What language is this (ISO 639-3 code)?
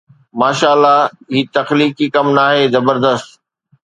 snd